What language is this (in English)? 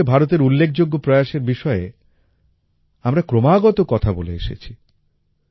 Bangla